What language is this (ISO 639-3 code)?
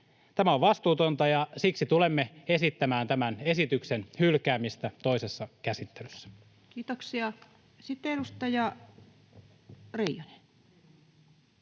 fin